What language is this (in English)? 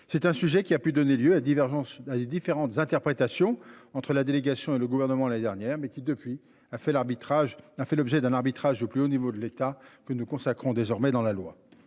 French